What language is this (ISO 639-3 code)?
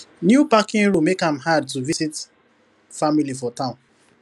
pcm